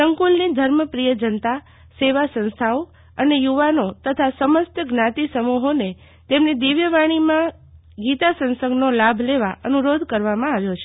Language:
Gujarati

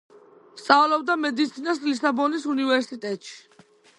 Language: Georgian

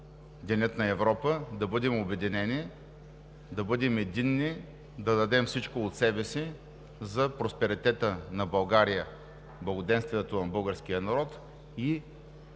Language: Bulgarian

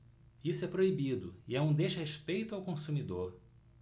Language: Portuguese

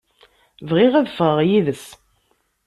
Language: Kabyle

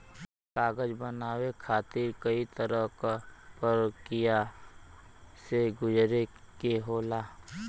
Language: Bhojpuri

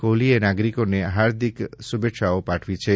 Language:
Gujarati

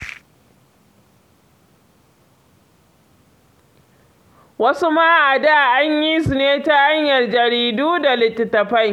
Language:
Hausa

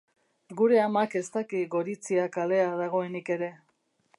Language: Basque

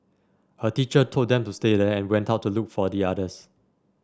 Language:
English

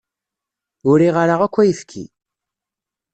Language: Kabyle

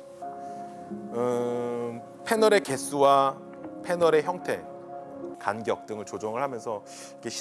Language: Korean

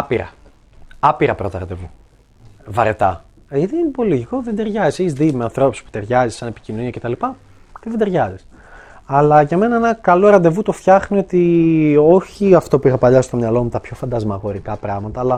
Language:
Greek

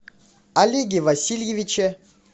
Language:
Russian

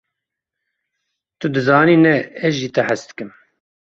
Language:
Kurdish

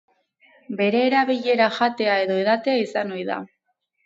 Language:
Basque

